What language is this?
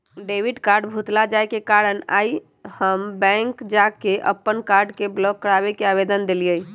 Magahi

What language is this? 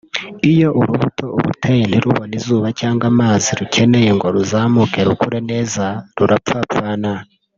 Kinyarwanda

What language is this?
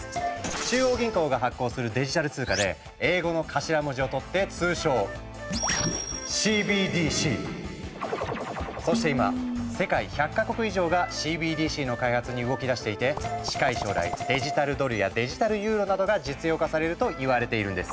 Japanese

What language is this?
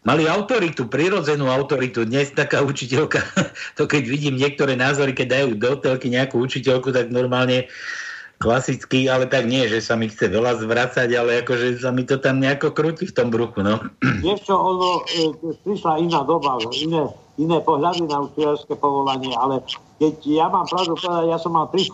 Slovak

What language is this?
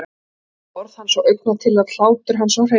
Icelandic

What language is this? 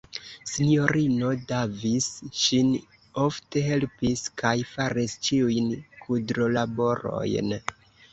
Esperanto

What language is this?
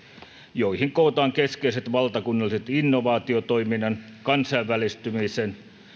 Finnish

